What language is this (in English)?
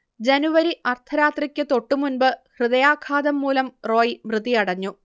Malayalam